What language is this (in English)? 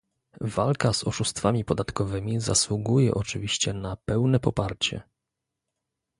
Polish